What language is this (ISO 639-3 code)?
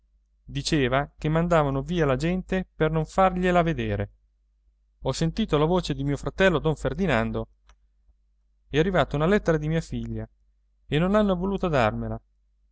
ita